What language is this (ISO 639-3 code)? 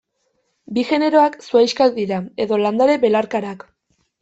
eus